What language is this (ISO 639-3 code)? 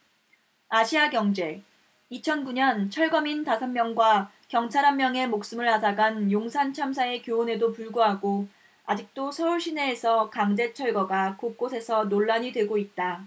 kor